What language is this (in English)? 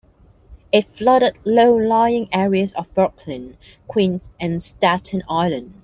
English